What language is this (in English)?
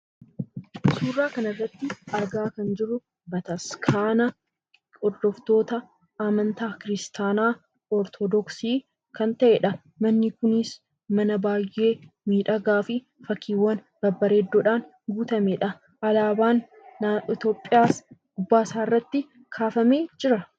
Oromo